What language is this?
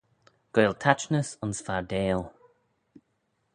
Manx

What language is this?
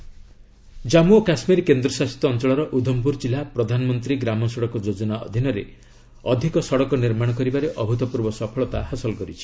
Odia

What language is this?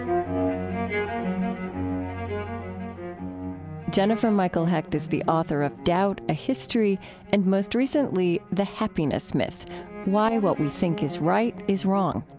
English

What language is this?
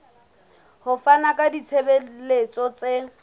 Southern Sotho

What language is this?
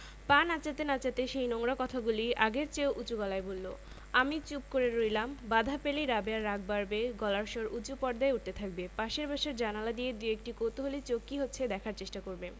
Bangla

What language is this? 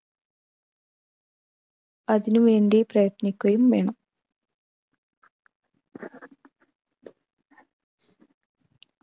Malayalam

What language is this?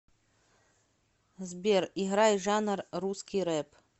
Russian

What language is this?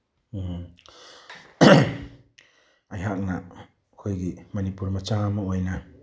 Manipuri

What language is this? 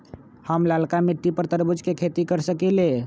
Magahi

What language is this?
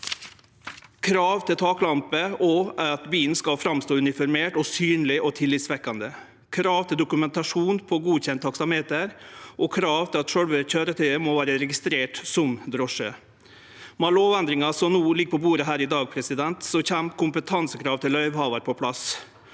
Norwegian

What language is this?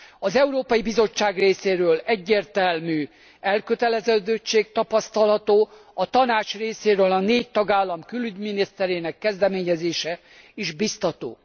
Hungarian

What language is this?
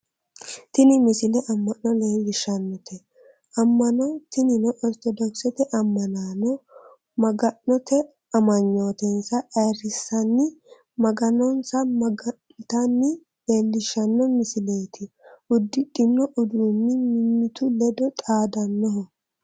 Sidamo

